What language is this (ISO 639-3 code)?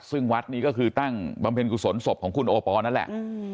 tha